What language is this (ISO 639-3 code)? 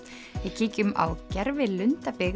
isl